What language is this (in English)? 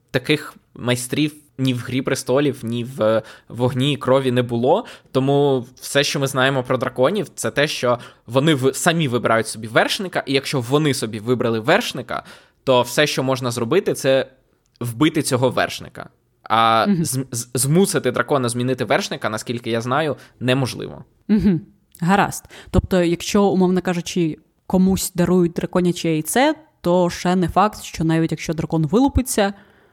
Ukrainian